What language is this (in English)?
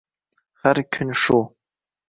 Uzbek